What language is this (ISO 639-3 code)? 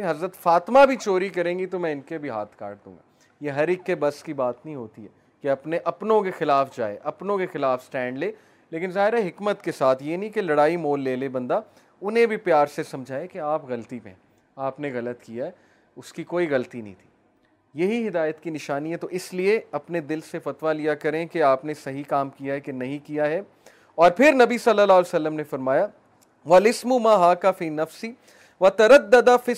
urd